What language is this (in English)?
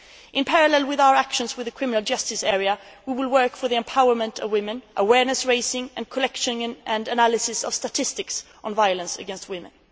English